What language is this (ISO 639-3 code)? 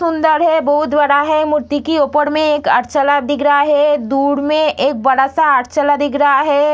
hin